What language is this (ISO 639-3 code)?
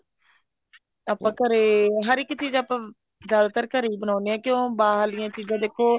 pan